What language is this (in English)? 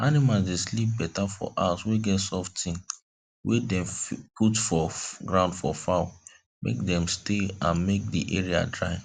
Nigerian Pidgin